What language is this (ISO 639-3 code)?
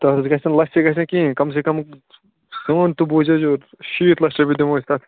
kas